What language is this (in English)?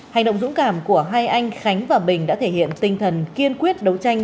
Vietnamese